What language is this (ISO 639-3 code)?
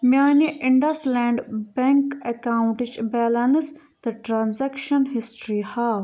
kas